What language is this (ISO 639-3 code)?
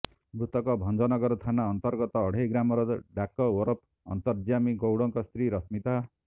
ori